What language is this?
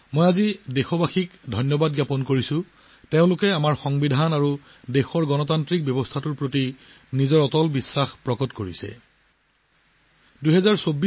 Assamese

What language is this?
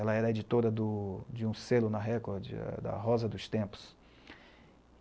Portuguese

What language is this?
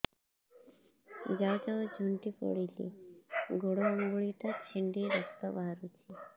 Odia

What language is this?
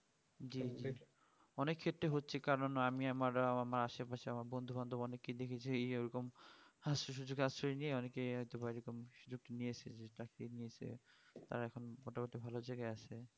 Bangla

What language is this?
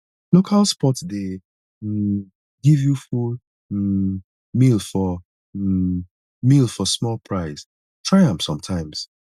Nigerian Pidgin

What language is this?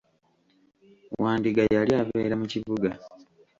Ganda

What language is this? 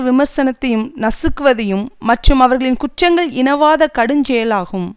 Tamil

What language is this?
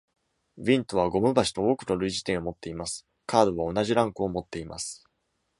Japanese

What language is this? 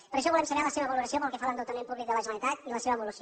Catalan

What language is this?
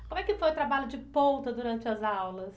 Portuguese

